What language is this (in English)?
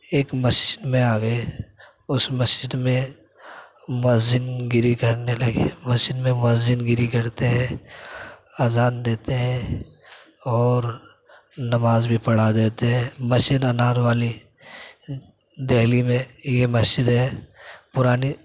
Urdu